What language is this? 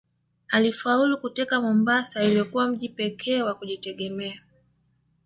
Swahili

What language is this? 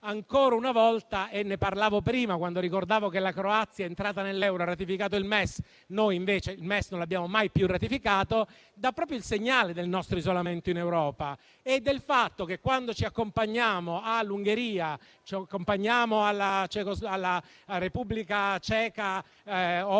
Italian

